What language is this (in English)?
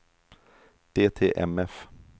Swedish